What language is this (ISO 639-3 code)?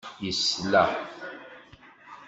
kab